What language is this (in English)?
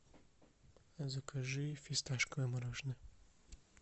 Russian